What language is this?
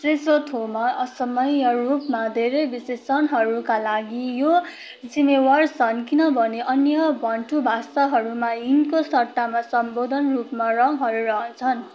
Nepali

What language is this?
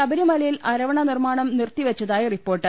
Malayalam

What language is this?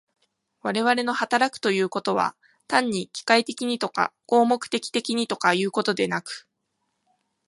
Japanese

